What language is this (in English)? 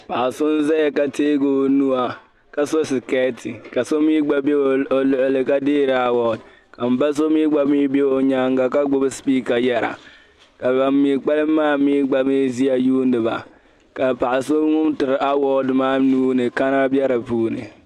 Dagbani